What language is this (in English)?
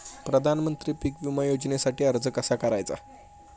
Marathi